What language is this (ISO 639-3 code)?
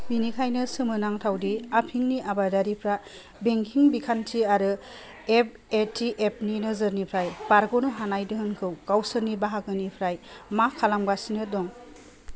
brx